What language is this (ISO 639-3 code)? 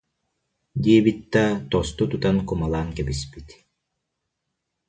sah